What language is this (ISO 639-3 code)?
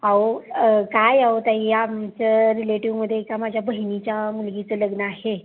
mar